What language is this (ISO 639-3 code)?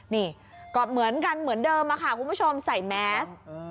tha